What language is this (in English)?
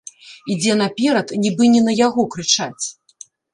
Belarusian